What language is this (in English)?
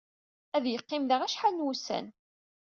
Kabyle